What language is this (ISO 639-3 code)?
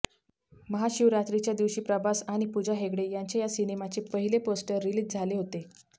mar